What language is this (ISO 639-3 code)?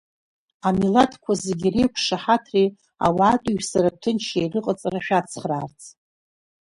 abk